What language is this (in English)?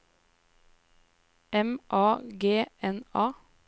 Norwegian